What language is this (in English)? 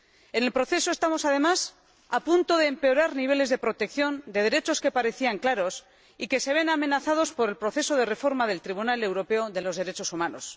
Spanish